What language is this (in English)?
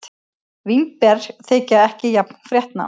Icelandic